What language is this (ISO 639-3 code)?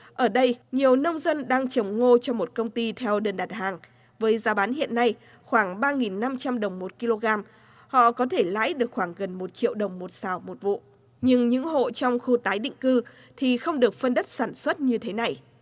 vie